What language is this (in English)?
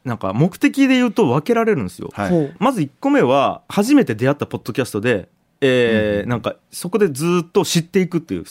Japanese